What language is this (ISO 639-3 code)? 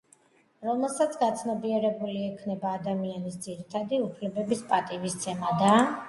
kat